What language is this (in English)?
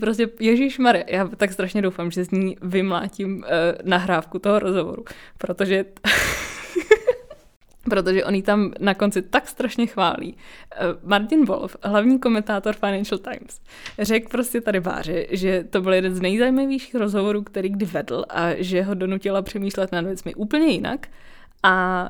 Czech